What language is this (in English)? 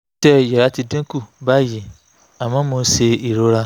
Yoruba